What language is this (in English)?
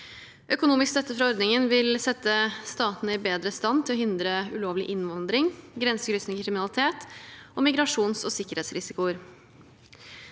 Norwegian